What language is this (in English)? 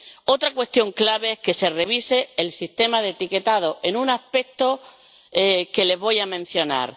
Spanish